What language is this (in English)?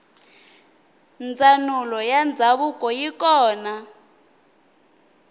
Tsonga